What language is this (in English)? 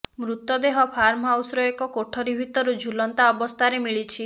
Odia